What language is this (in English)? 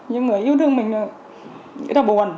Vietnamese